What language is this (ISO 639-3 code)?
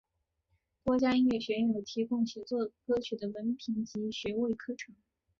zho